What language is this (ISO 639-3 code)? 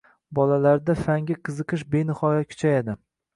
uzb